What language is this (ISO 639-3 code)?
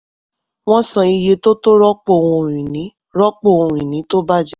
yor